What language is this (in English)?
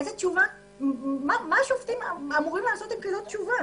Hebrew